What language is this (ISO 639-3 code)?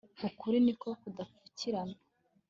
kin